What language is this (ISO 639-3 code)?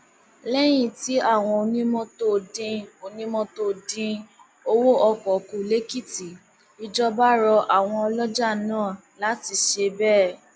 yor